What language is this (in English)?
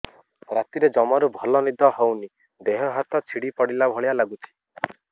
Odia